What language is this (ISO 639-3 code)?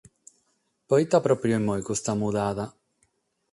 srd